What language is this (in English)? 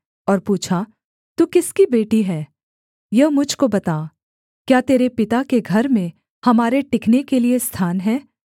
Hindi